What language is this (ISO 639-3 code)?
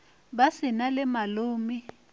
nso